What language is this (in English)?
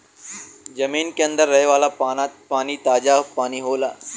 Bhojpuri